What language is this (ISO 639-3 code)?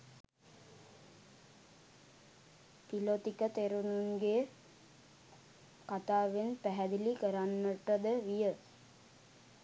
sin